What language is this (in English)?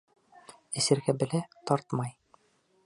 Bashkir